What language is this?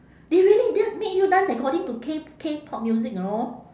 English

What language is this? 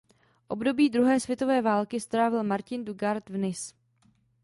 Czech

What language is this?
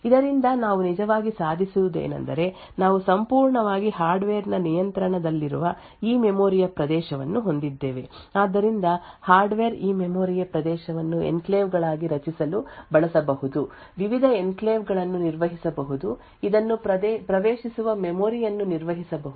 Kannada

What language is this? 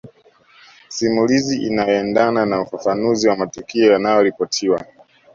Swahili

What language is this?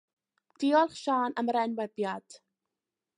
Welsh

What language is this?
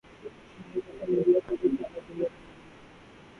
Urdu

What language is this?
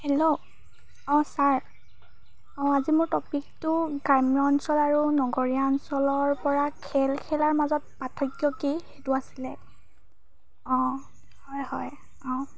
Assamese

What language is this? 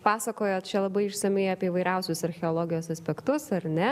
Lithuanian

